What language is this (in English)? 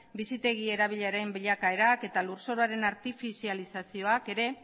Basque